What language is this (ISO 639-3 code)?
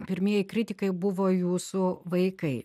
lit